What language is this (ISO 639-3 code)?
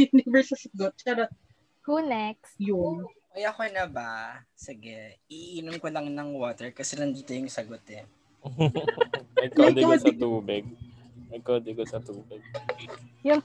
fil